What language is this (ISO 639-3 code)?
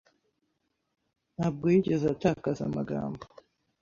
kin